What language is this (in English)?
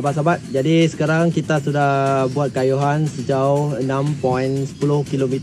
Malay